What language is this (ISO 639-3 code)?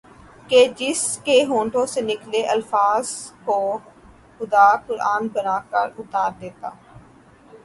urd